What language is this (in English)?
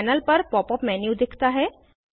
Hindi